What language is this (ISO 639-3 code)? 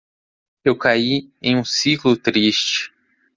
por